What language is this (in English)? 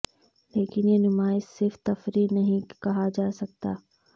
Urdu